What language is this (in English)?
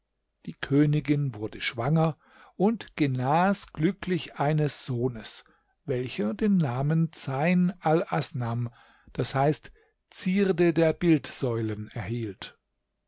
German